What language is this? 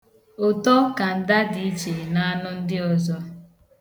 Igbo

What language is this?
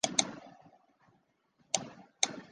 Chinese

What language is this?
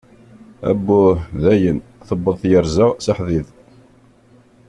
Kabyle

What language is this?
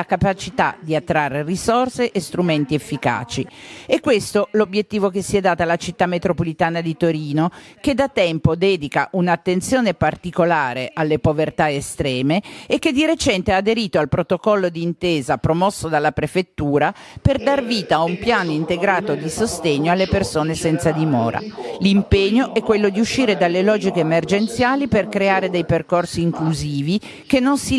Italian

